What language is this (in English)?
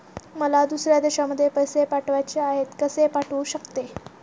Marathi